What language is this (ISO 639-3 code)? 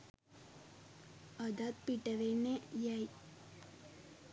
sin